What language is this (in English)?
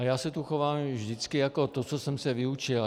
Czech